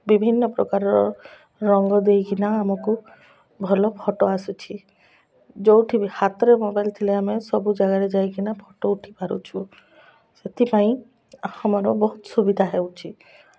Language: Odia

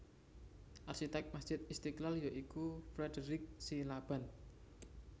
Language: Javanese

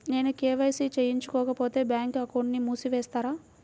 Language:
Telugu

